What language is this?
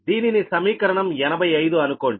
Telugu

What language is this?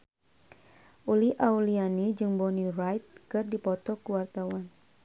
Sundanese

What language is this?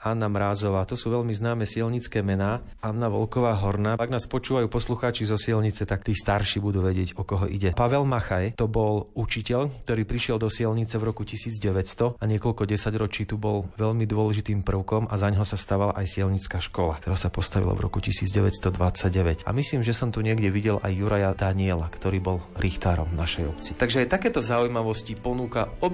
Slovak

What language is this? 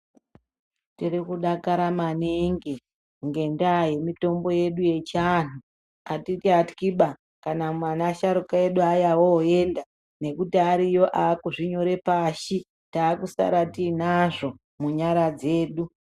Ndau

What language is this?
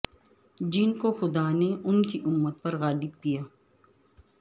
Urdu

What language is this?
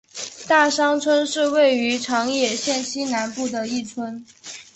Chinese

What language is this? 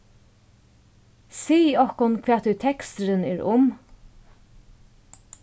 Faroese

